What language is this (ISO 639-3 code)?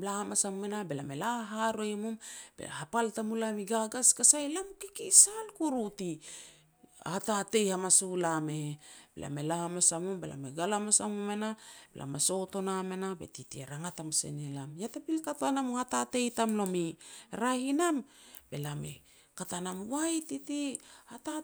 pex